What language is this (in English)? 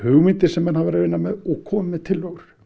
Icelandic